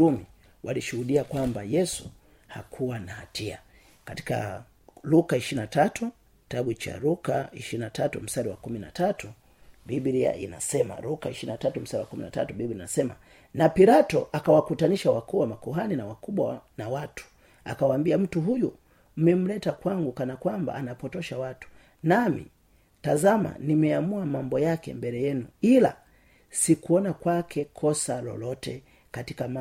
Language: Swahili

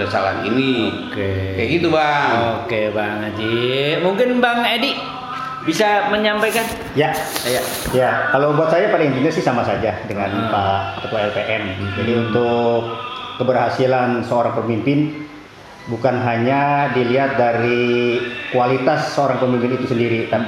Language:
Indonesian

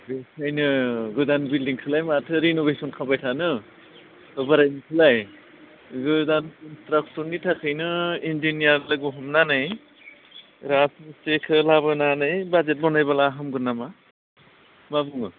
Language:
Bodo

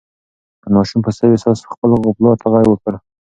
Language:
Pashto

